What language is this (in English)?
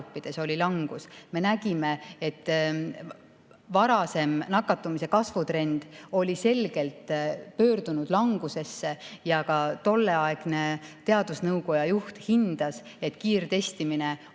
Estonian